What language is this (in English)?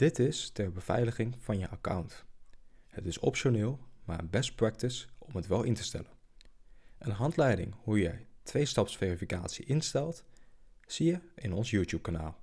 Dutch